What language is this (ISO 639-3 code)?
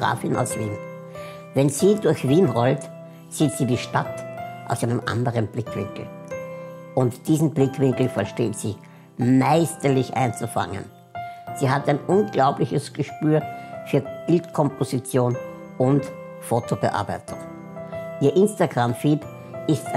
deu